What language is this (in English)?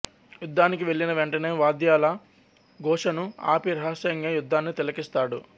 Telugu